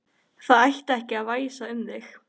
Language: Icelandic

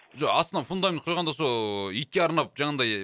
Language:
Kazakh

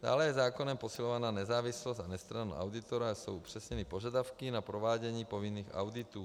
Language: Czech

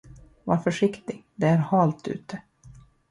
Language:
Swedish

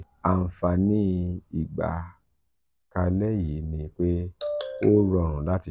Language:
Yoruba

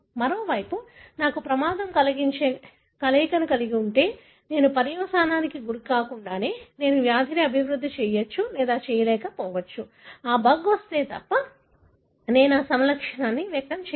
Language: Telugu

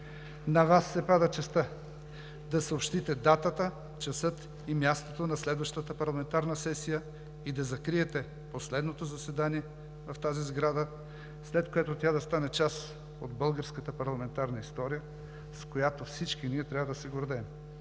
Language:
Bulgarian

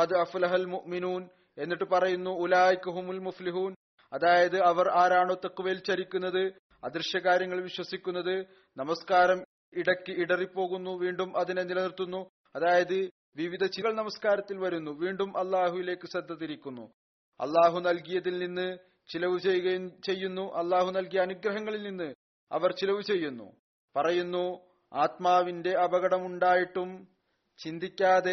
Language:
Malayalam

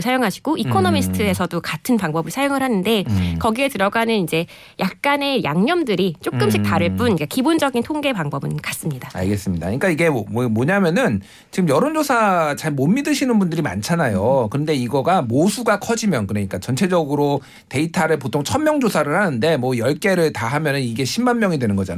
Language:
Korean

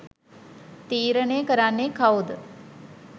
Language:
Sinhala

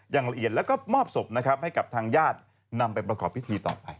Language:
Thai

